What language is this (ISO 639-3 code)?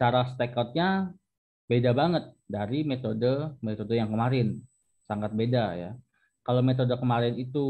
ind